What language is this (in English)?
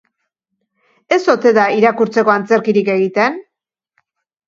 Basque